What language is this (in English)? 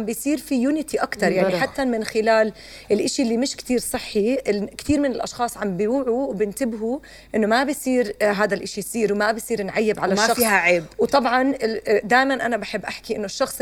Arabic